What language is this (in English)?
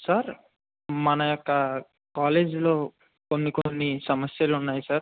Telugu